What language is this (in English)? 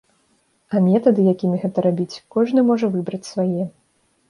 Belarusian